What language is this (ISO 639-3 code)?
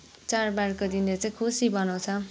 nep